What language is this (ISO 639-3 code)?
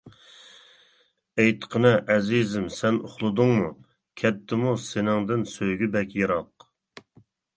uig